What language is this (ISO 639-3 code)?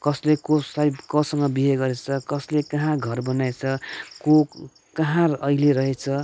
nep